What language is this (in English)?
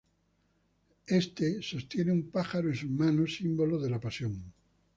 Spanish